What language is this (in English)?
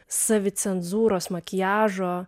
Lithuanian